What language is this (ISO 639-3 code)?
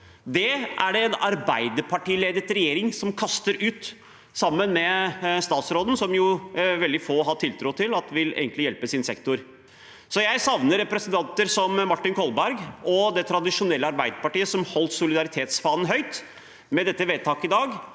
nor